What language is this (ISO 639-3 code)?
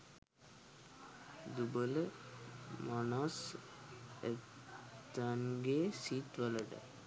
sin